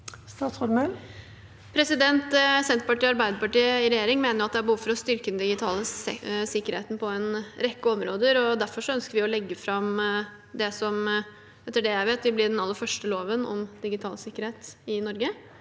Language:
Norwegian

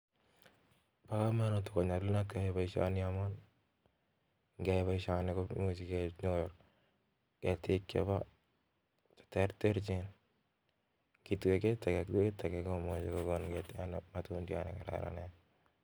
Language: Kalenjin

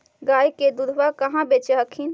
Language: Magahi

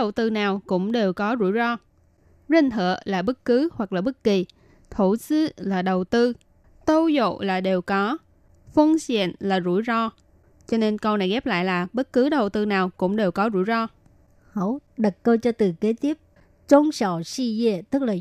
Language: Vietnamese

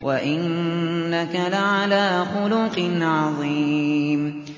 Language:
Arabic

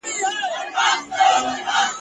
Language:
Pashto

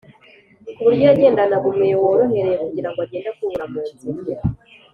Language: Kinyarwanda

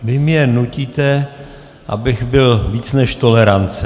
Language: Czech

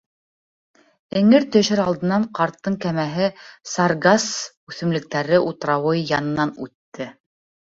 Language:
Bashkir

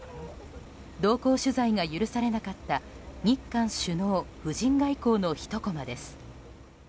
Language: Japanese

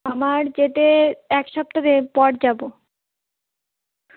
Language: Bangla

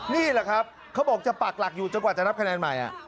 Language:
Thai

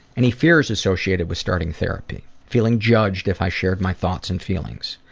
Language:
English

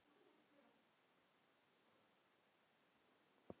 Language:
Icelandic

